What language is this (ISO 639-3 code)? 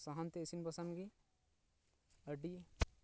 sat